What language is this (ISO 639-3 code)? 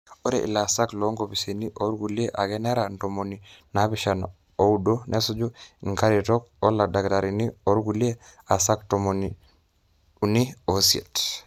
mas